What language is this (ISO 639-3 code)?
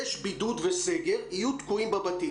heb